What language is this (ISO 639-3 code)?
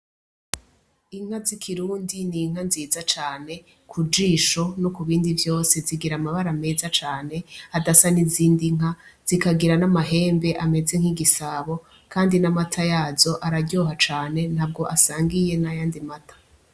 run